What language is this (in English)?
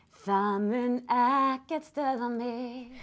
Icelandic